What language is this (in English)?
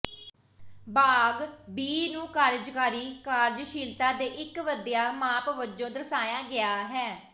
Punjabi